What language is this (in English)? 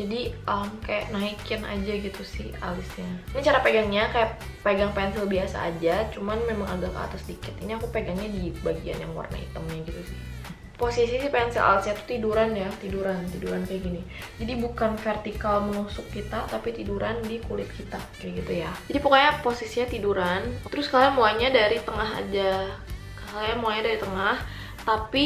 Indonesian